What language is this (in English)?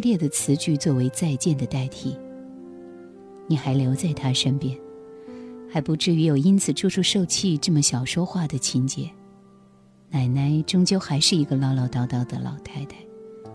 Chinese